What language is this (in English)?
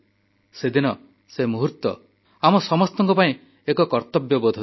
Odia